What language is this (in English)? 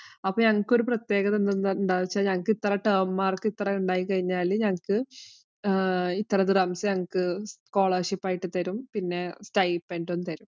Malayalam